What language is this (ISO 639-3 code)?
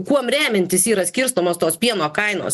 lit